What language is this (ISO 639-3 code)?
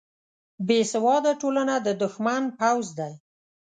pus